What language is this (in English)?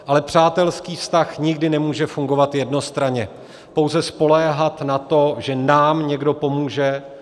Czech